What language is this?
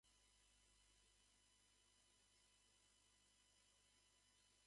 Japanese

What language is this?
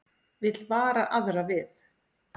Icelandic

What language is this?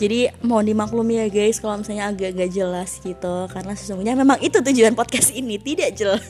Indonesian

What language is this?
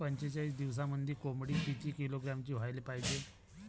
Marathi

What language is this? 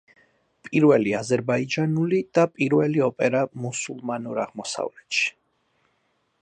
Georgian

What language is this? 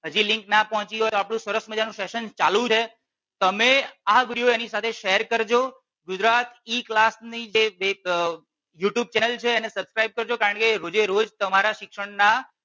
Gujarati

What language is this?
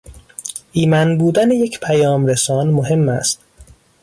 Persian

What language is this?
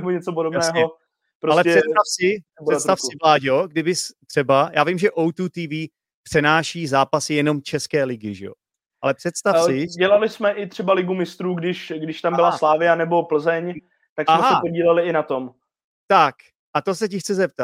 Czech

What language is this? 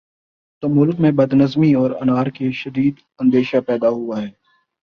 Urdu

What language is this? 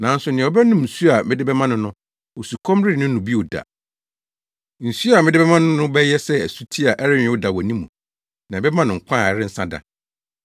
Akan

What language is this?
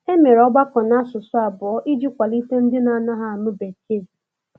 Igbo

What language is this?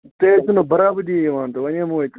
Kashmiri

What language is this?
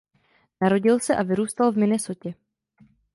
Czech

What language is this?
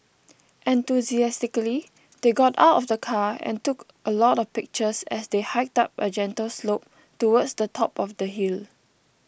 English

